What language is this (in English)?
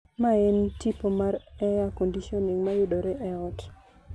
Luo (Kenya and Tanzania)